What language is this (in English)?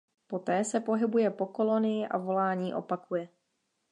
Czech